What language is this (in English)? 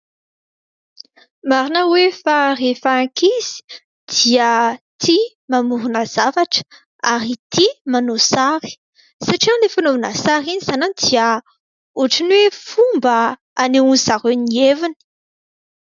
Malagasy